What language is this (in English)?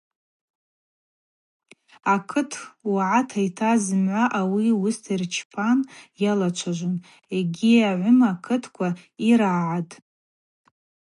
Abaza